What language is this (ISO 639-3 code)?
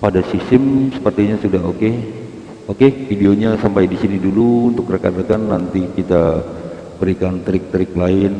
ind